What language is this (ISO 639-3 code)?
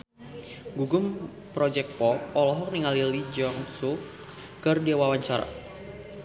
sun